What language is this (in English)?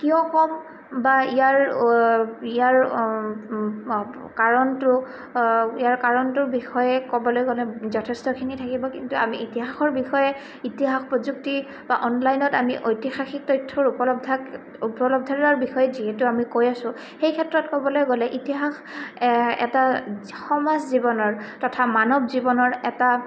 Assamese